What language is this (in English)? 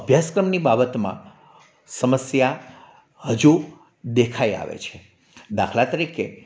Gujarati